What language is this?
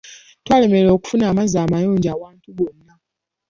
Ganda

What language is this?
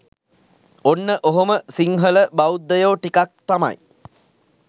Sinhala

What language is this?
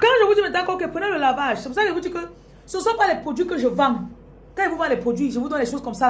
French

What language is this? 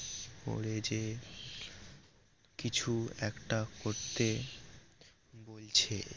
Bangla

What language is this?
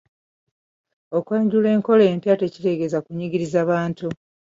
Ganda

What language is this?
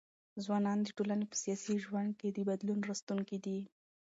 Pashto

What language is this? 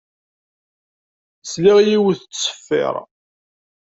Kabyle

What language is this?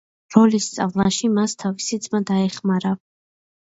Georgian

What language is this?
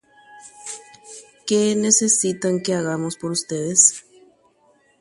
Guarani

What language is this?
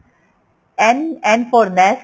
Punjabi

